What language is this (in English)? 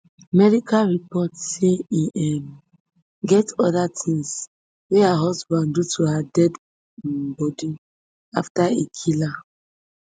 Nigerian Pidgin